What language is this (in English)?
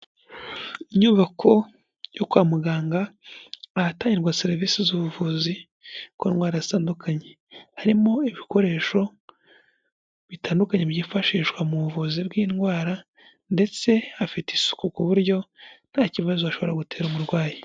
Kinyarwanda